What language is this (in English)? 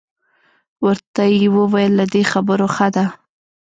Pashto